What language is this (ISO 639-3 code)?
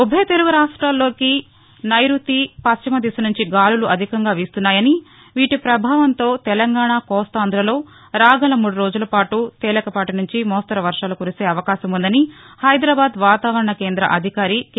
tel